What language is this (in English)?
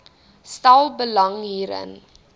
Afrikaans